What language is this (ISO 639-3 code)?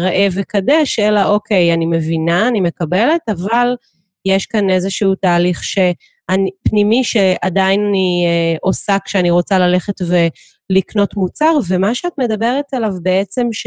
heb